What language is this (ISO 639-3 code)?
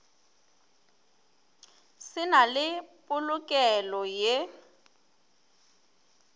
nso